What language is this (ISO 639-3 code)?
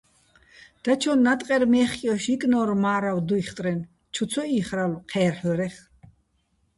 bbl